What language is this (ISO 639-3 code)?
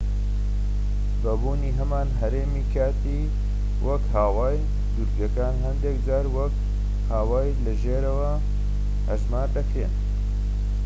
ckb